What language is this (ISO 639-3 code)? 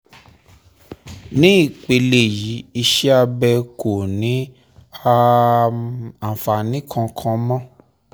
yor